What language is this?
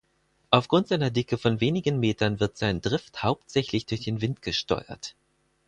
German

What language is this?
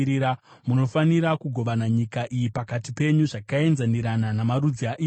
Shona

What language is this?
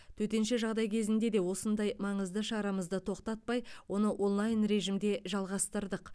Kazakh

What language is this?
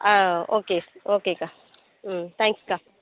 Tamil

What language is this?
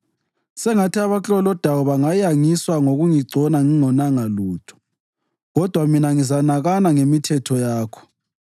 North Ndebele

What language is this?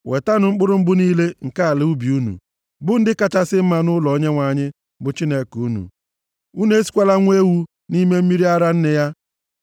Igbo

